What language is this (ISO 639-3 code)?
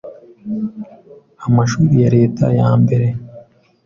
kin